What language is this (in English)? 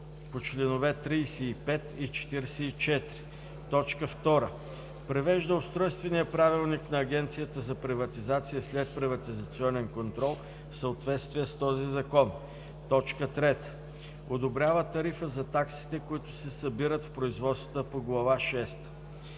Bulgarian